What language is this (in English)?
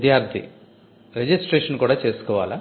Telugu